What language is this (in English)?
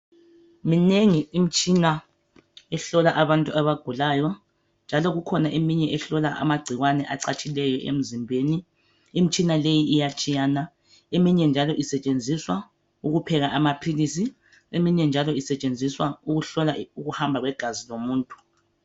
North Ndebele